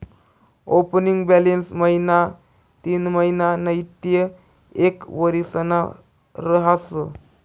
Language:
Marathi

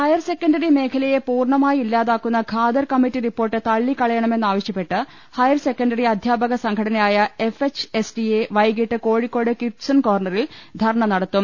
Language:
Malayalam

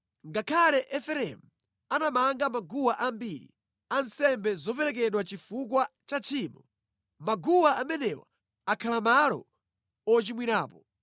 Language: Nyanja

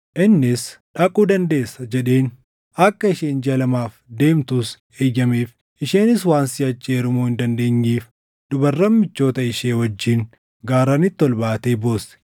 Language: Oromo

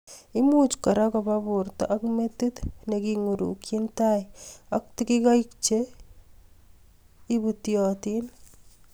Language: Kalenjin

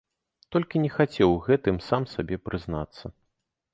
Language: Belarusian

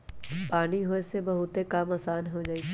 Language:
Magahi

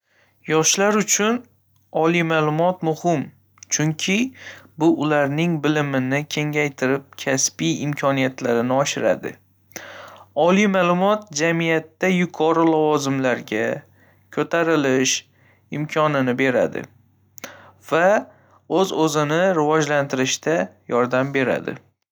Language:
Uzbek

